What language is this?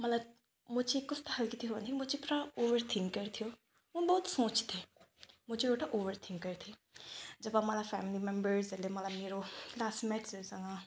Nepali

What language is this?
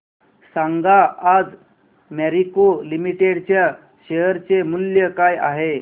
Marathi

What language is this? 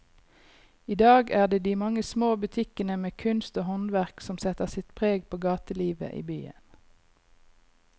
Norwegian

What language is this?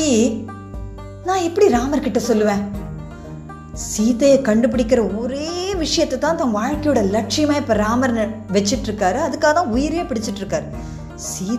Tamil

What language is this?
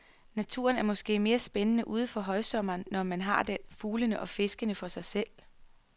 Danish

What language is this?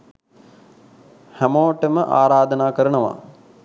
Sinhala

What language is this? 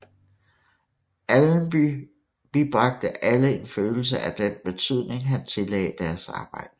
Danish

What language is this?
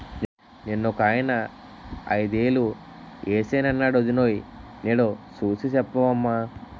Telugu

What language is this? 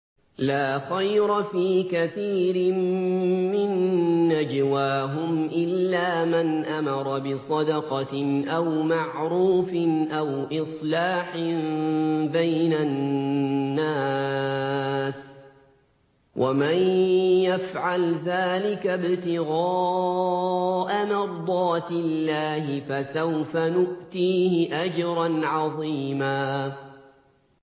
Arabic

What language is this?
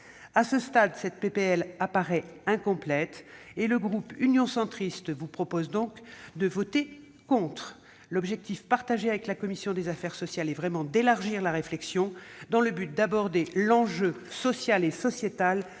French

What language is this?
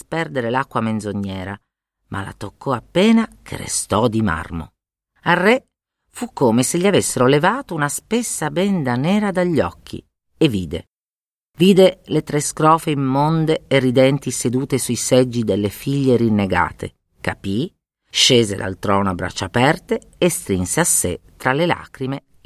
Italian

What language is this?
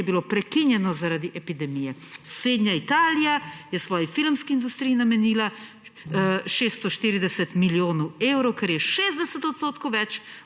Slovenian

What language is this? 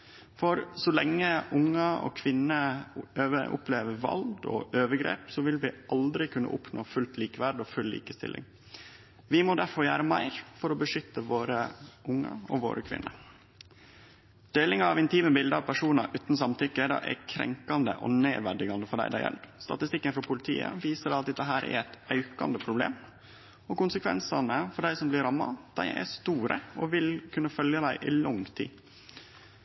Norwegian Nynorsk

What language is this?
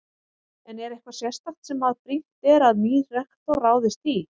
Icelandic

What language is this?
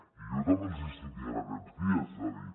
Catalan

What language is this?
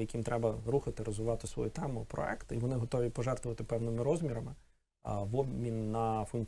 Ukrainian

